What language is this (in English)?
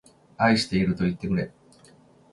Japanese